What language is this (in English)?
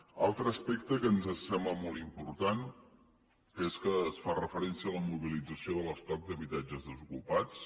Catalan